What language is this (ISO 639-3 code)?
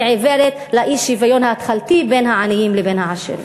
heb